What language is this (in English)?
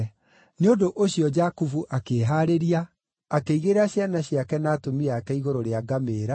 Kikuyu